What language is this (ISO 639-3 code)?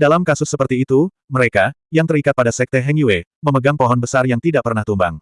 ind